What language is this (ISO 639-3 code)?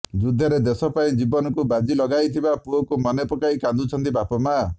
ori